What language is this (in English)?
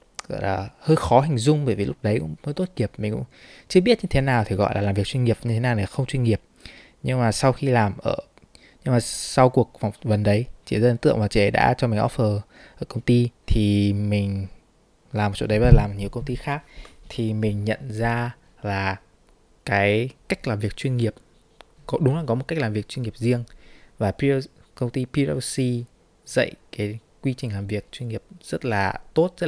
Vietnamese